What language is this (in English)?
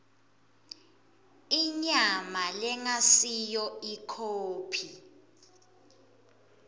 Swati